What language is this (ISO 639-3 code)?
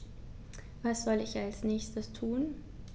deu